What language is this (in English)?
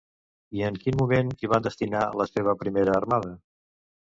Catalan